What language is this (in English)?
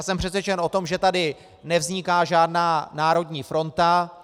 Czech